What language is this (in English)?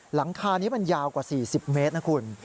Thai